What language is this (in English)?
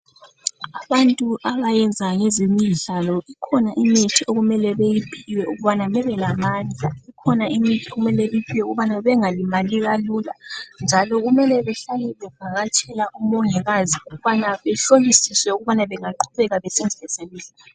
North Ndebele